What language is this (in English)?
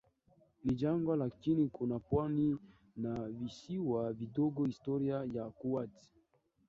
Swahili